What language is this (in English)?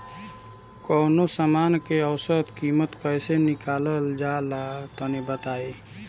Bhojpuri